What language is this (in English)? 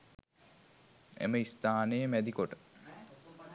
Sinhala